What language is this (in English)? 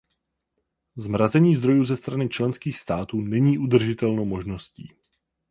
Czech